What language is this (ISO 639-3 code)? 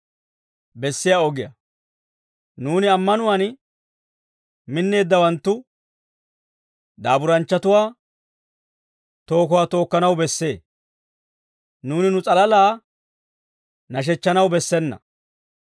dwr